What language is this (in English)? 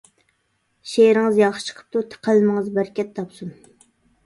Uyghur